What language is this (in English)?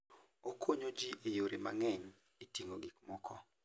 Luo (Kenya and Tanzania)